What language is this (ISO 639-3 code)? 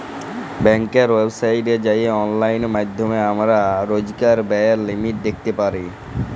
ben